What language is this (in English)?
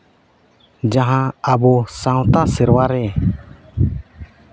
Santali